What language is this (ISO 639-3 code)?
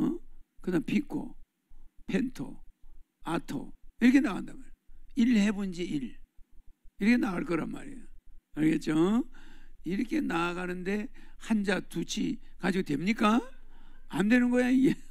kor